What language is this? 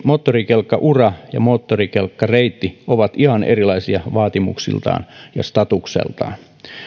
Finnish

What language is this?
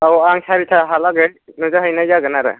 Bodo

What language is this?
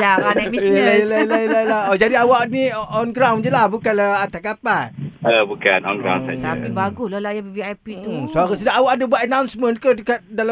Malay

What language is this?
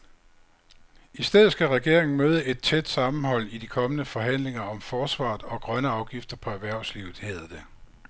Danish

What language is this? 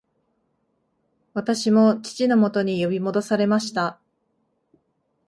Japanese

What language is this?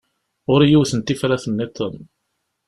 Kabyle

